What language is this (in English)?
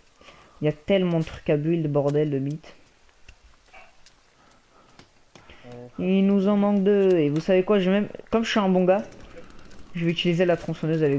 French